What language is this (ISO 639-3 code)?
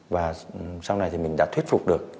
vie